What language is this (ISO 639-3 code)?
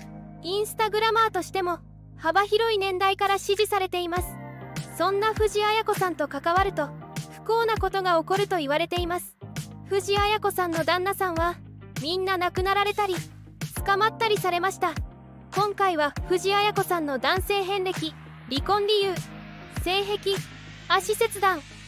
jpn